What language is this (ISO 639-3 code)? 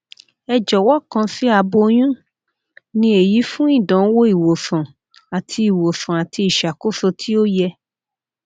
yor